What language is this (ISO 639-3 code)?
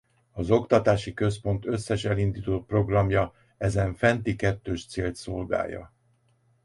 hun